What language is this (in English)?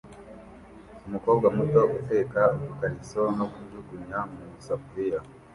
Kinyarwanda